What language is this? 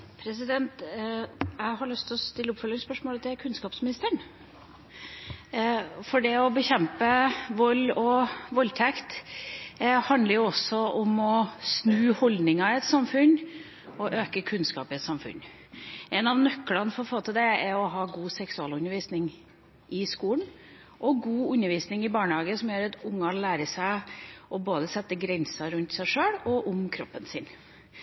Norwegian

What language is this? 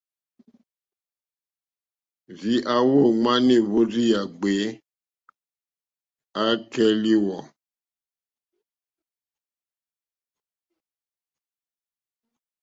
Mokpwe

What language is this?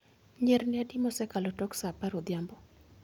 Luo (Kenya and Tanzania)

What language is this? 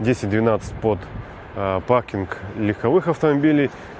Russian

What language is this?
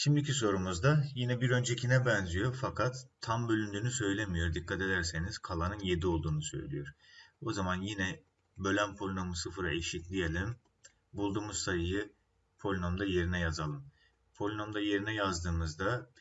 Turkish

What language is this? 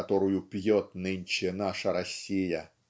Russian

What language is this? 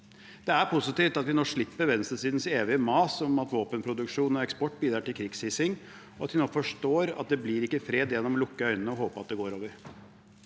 Norwegian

